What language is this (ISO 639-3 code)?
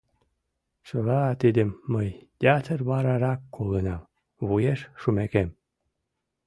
chm